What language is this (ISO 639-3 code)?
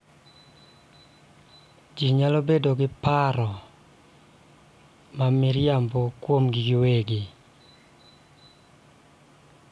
luo